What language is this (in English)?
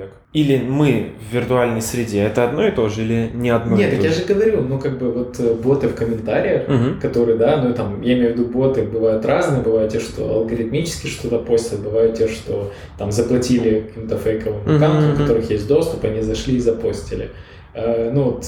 Russian